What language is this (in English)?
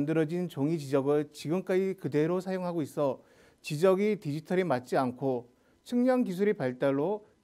Korean